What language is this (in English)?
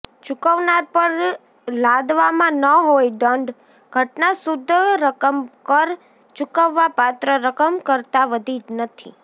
Gujarati